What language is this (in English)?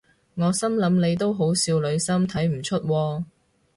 Cantonese